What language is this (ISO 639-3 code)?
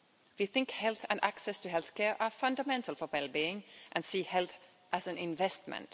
eng